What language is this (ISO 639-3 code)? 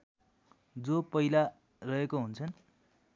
nep